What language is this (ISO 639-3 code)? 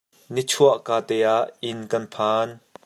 cnh